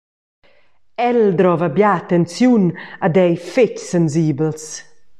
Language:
Romansh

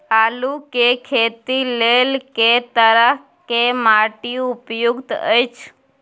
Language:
Maithili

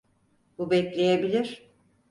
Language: Turkish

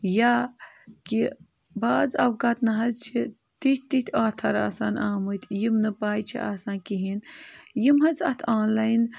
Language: Kashmiri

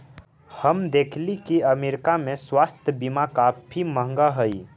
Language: Magahi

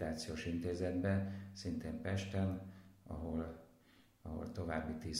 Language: Hungarian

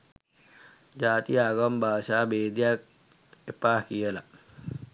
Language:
Sinhala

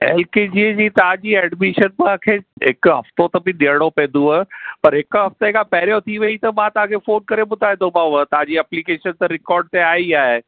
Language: Sindhi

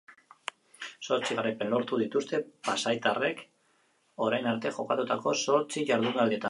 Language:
Basque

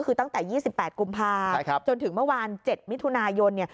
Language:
Thai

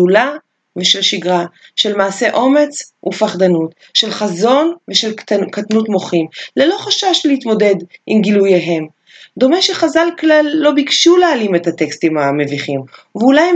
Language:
Hebrew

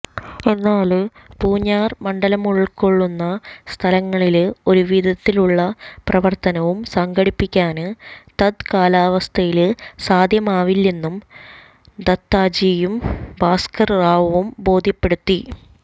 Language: Malayalam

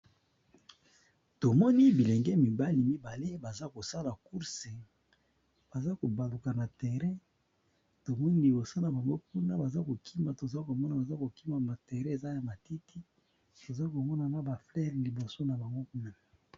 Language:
Lingala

